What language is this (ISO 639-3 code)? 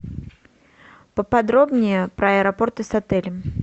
rus